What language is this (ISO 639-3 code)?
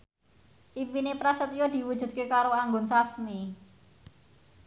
jav